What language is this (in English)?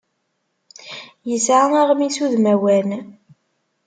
Kabyle